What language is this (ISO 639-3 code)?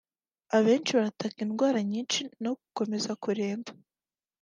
kin